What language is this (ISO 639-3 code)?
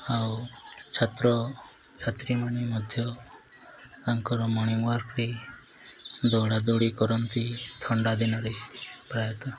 ori